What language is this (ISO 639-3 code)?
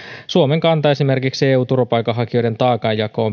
fin